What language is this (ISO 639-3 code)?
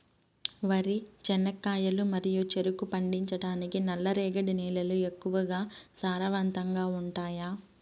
tel